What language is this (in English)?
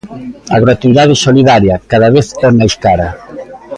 Galician